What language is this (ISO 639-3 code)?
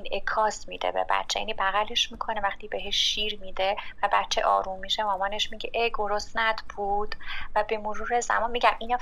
fas